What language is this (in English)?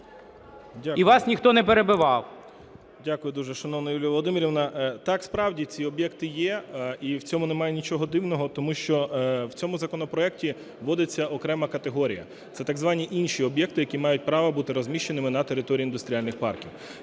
Ukrainian